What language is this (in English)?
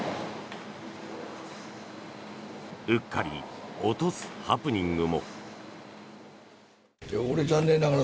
Japanese